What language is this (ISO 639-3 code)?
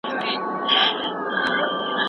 pus